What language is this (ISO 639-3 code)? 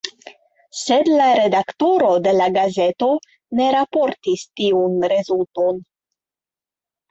epo